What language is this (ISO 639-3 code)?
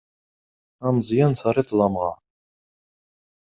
kab